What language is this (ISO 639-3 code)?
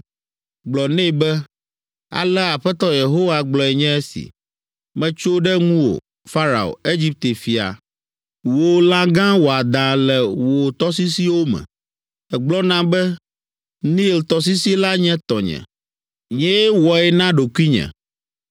ewe